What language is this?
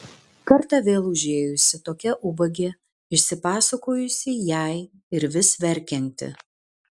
Lithuanian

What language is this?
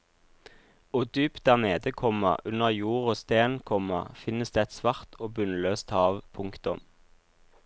Norwegian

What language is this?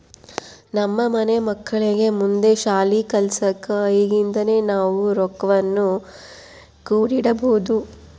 Kannada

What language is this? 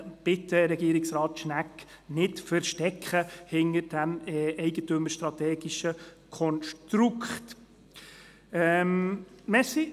Swiss German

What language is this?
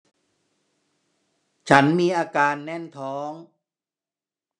Thai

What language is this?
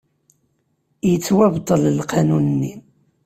Kabyle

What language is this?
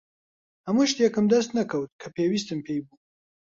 Central Kurdish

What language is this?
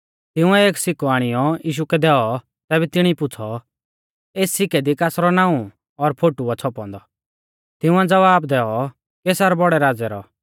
Mahasu Pahari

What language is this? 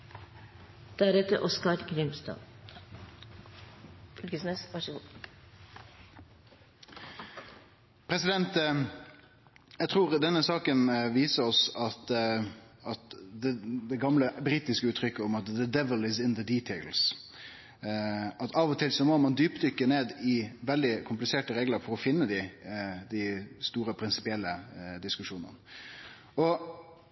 Norwegian Nynorsk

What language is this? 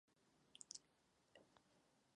Czech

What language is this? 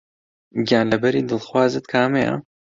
Central Kurdish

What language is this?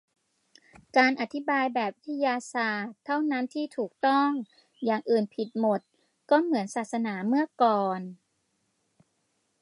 Thai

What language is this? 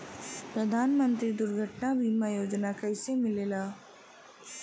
Bhojpuri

